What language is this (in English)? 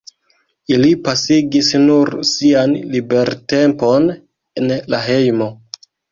Esperanto